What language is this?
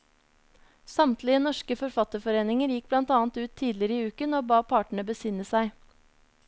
Norwegian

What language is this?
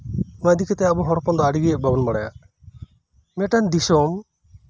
Santali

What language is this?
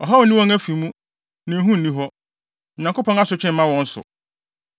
Akan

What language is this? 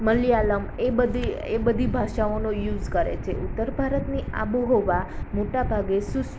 Gujarati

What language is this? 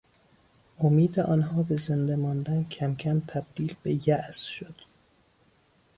Persian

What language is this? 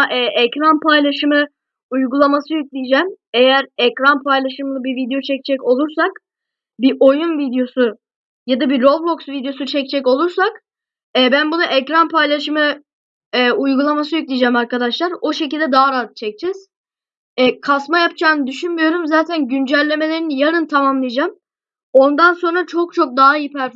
Turkish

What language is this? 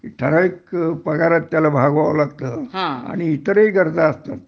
Marathi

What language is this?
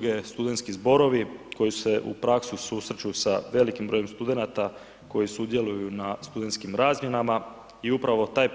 Croatian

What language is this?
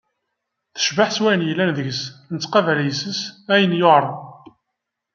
Kabyle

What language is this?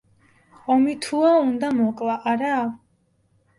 Georgian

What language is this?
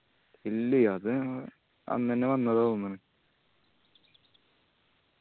Malayalam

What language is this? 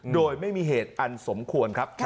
Thai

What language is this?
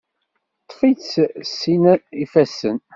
Kabyle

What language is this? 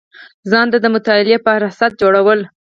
Pashto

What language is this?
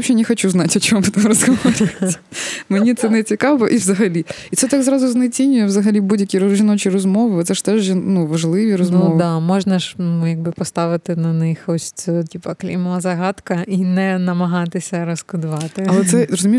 Ukrainian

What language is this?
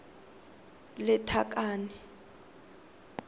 Tswana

